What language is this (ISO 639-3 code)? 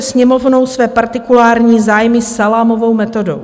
ces